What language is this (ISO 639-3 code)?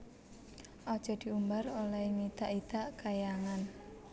jav